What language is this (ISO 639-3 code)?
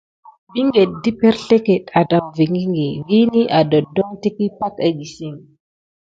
gid